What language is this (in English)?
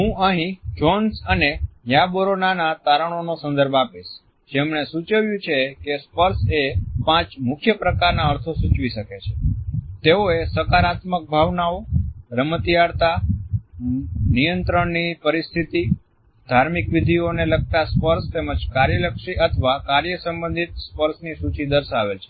Gujarati